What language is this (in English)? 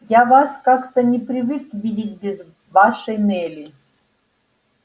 Russian